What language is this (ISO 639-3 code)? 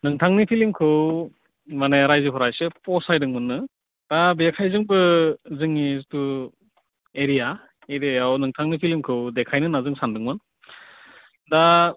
brx